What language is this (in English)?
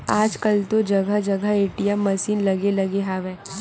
Chhattisgarhi